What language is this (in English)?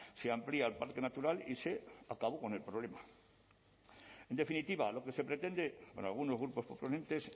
Spanish